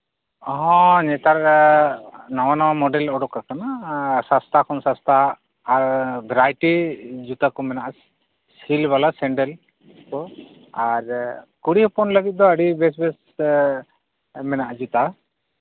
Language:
Santali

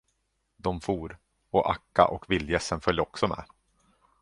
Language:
Swedish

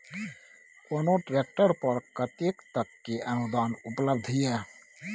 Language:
Maithili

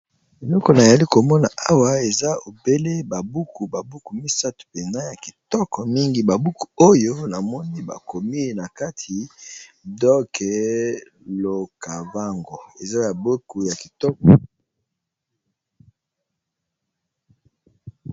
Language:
Lingala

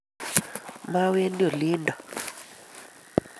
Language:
Kalenjin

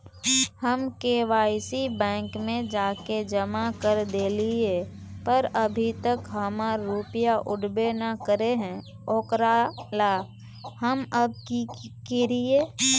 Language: Magahi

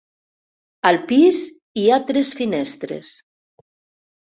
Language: Catalan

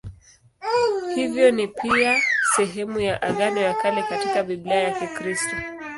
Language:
Swahili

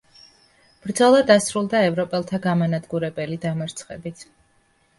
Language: Georgian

